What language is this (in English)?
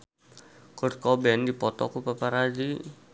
Sundanese